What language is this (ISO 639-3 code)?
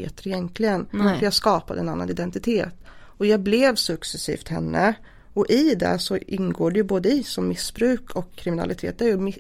swe